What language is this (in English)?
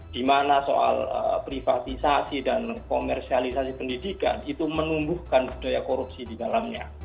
Indonesian